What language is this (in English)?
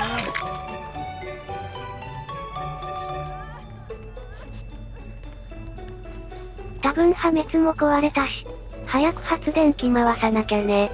Japanese